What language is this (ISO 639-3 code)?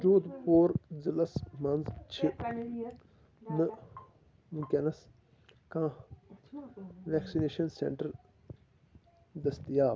kas